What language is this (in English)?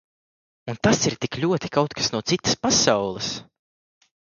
Latvian